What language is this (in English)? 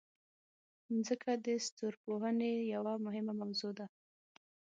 Pashto